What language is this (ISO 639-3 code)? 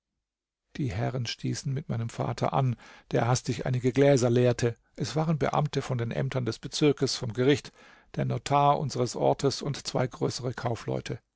deu